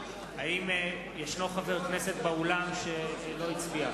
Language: Hebrew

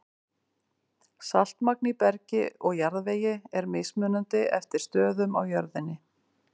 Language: Icelandic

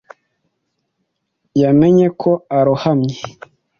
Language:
Kinyarwanda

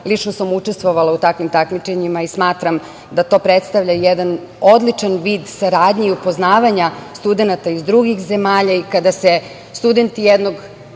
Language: Serbian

